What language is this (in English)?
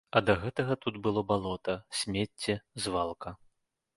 Belarusian